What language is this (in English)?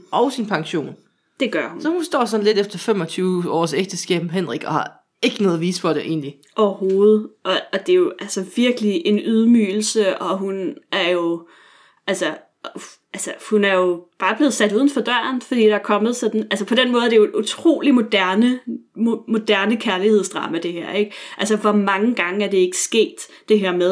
Danish